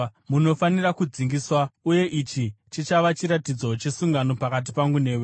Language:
Shona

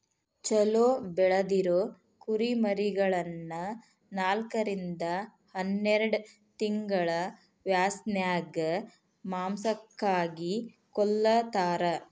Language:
Kannada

